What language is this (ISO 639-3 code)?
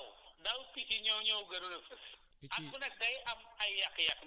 wol